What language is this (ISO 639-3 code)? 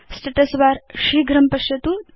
san